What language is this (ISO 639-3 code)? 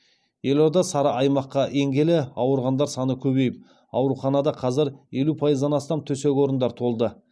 kaz